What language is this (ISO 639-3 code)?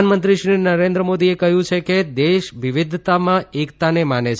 guj